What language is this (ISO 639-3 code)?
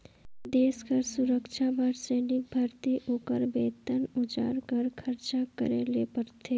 hne